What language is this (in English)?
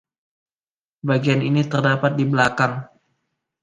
Indonesian